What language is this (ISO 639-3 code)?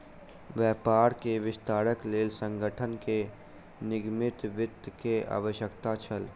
mai